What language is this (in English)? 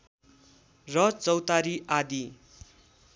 Nepali